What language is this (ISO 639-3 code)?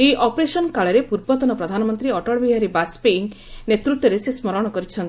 ori